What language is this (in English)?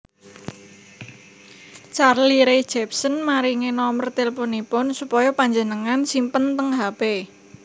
Javanese